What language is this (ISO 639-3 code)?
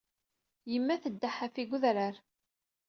kab